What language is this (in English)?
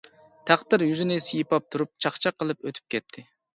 Uyghur